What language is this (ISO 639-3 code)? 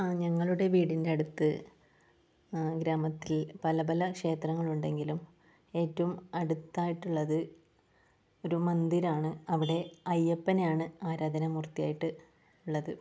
mal